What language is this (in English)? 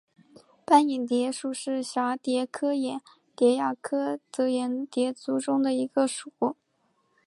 Chinese